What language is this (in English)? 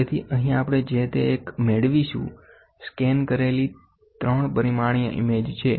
Gujarati